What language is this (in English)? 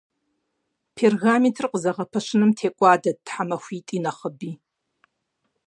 Kabardian